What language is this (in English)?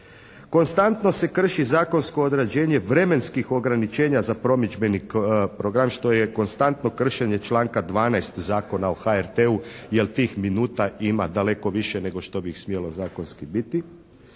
Croatian